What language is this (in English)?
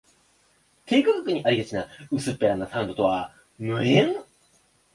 Japanese